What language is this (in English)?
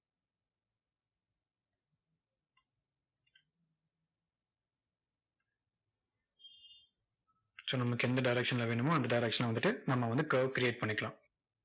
Tamil